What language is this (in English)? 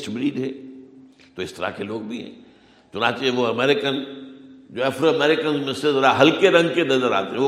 Urdu